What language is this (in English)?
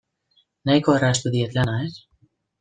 Basque